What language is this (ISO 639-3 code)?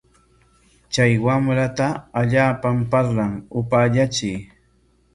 qwa